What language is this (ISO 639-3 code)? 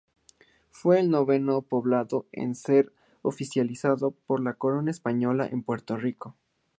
spa